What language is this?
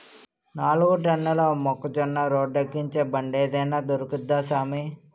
Telugu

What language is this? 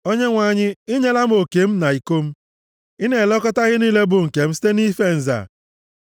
Igbo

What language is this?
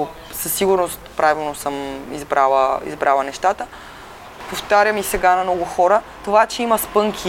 Bulgarian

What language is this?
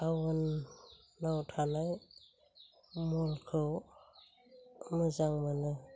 Bodo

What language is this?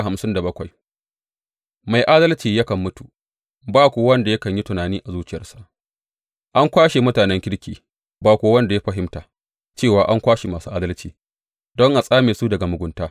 Hausa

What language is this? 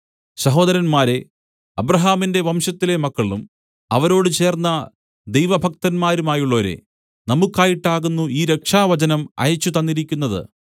Malayalam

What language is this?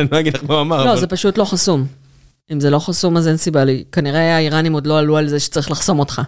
Hebrew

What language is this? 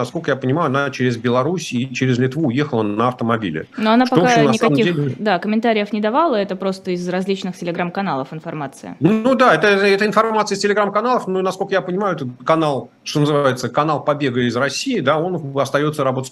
Russian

